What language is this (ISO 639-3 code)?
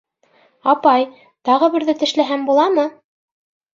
bak